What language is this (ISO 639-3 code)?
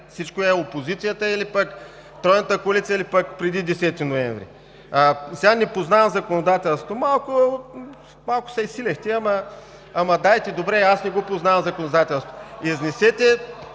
bul